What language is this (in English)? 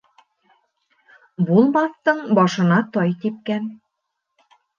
Bashkir